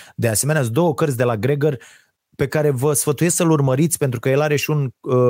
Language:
Romanian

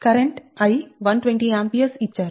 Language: Telugu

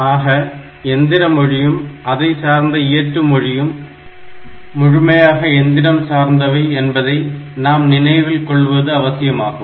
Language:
Tamil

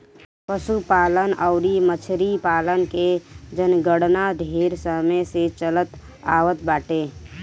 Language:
Bhojpuri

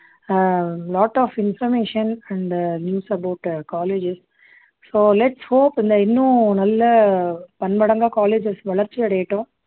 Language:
Tamil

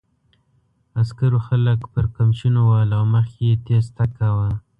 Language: Pashto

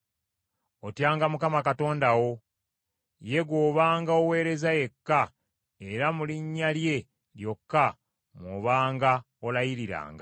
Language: Ganda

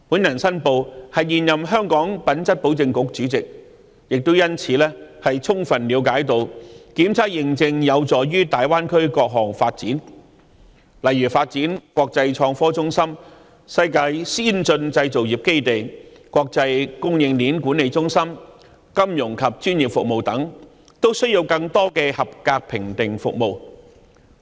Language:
Cantonese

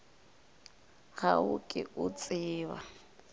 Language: Northern Sotho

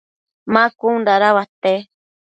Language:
Matsés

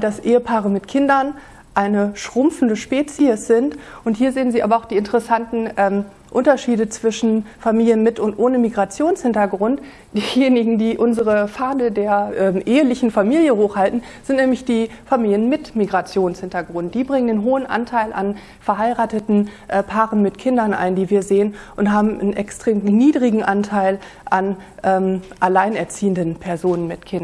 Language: German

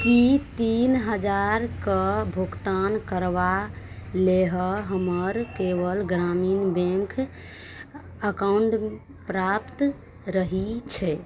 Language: Maithili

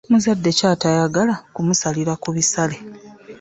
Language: Ganda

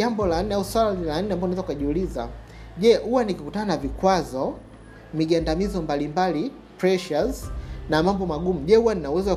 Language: Swahili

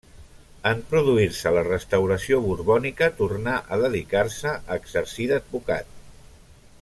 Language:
Catalan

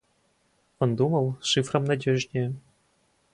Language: Russian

